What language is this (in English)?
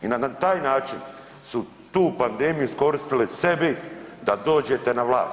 Croatian